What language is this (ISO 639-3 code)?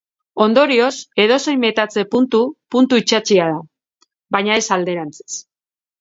eus